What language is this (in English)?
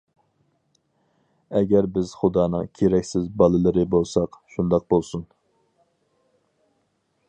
Uyghur